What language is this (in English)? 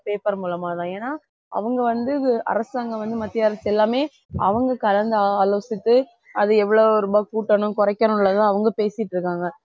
Tamil